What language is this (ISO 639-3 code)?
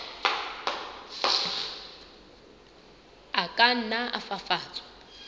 sot